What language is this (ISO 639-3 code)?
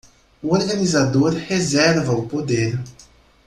por